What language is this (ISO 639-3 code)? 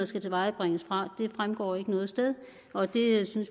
dan